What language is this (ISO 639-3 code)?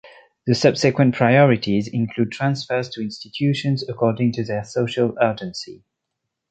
eng